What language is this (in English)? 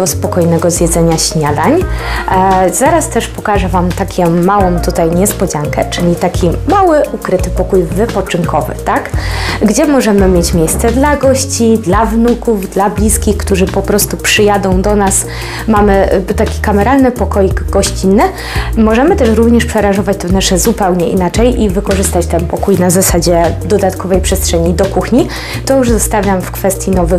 Polish